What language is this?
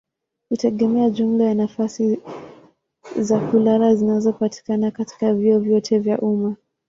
Swahili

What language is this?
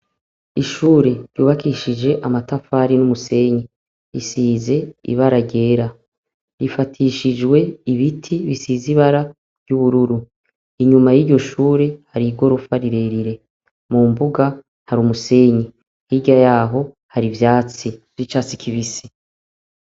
Rundi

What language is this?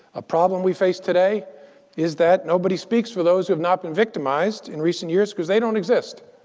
English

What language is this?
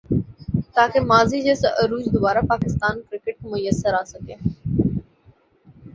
Urdu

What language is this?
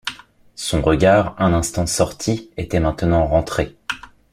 French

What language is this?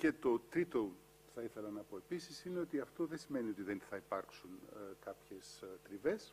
Greek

